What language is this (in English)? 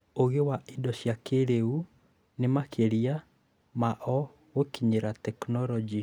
Kikuyu